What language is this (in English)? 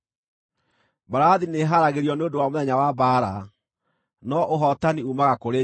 Kikuyu